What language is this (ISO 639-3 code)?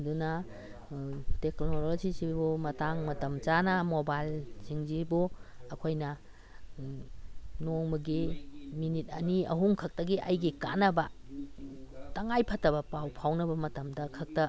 mni